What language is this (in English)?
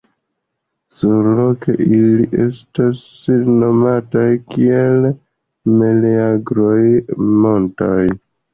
Esperanto